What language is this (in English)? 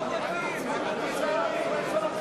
Hebrew